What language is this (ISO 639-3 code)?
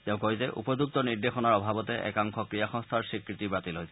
asm